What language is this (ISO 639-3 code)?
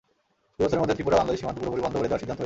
ben